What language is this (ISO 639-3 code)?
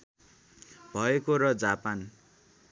nep